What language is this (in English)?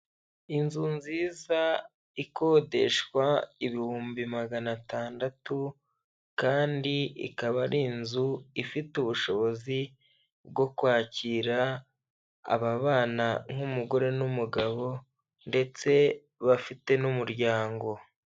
Kinyarwanda